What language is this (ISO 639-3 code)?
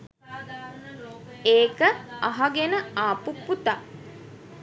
sin